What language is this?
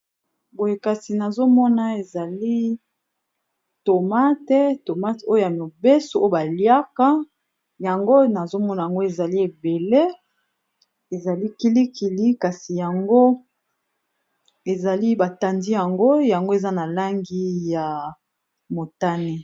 Lingala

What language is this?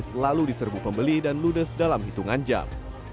Indonesian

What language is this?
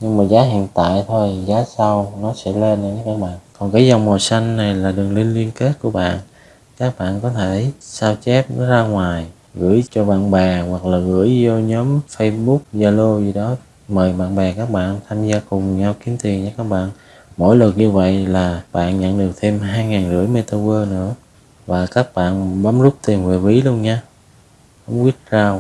Vietnamese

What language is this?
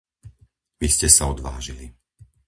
Slovak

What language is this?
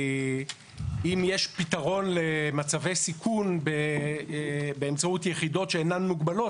Hebrew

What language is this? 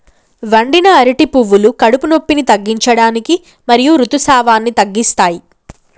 Telugu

